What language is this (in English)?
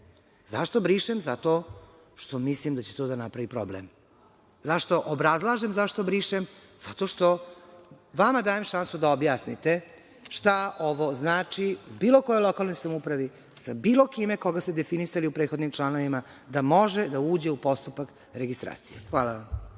Serbian